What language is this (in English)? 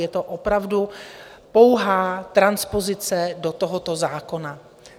Czech